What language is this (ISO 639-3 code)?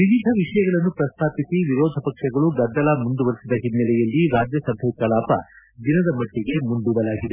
kan